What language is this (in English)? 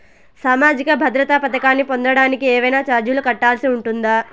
Telugu